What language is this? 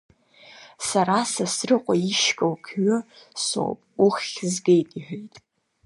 Abkhazian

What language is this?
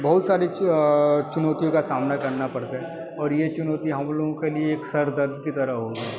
Hindi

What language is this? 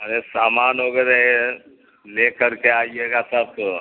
Urdu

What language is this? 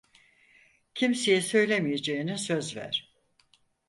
Turkish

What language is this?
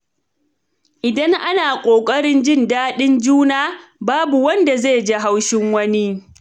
Hausa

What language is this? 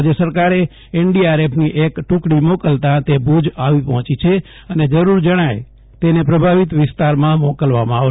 Gujarati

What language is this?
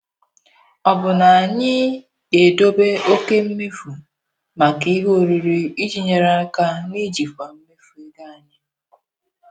Igbo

